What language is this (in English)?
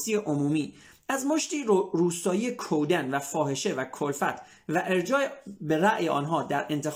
Persian